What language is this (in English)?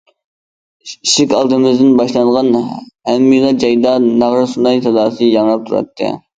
Uyghur